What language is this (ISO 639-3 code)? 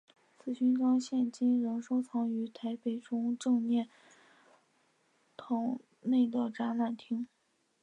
zho